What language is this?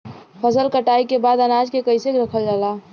Bhojpuri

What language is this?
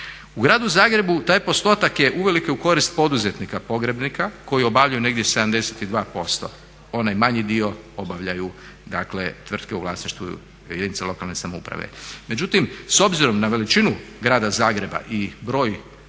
Croatian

